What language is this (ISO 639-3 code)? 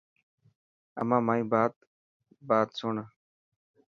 mki